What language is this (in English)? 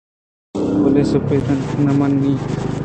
Eastern Balochi